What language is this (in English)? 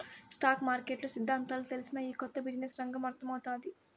Telugu